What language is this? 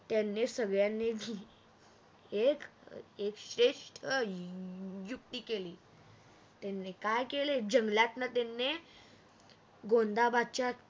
Marathi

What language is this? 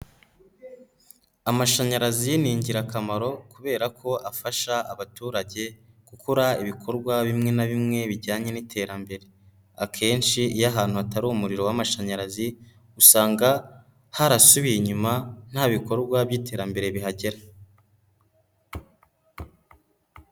Kinyarwanda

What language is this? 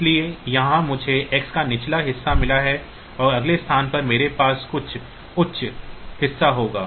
Hindi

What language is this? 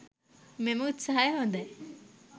Sinhala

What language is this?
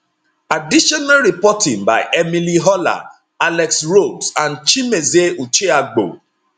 Nigerian Pidgin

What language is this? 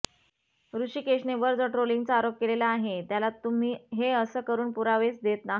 Marathi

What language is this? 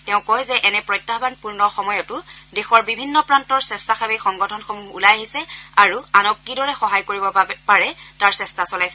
Assamese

